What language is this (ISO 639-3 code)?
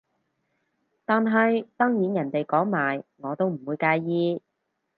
yue